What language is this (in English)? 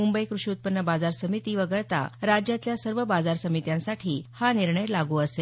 Marathi